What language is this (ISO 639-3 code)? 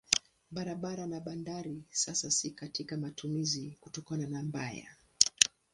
swa